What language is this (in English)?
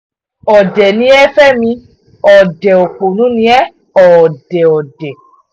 Yoruba